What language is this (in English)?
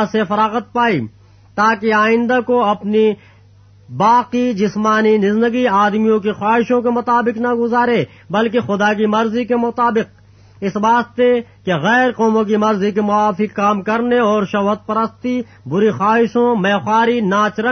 Urdu